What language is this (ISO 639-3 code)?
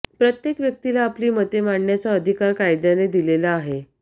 mar